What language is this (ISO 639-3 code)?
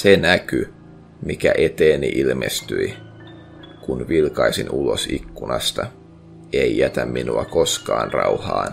fin